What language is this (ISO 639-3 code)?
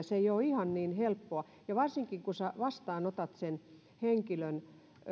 fin